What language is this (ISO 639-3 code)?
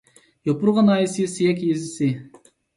uig